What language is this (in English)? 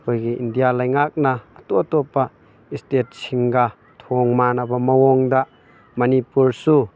Manipuri